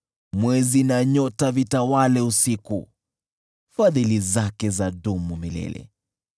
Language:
Swahili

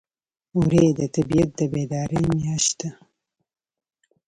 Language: Pashto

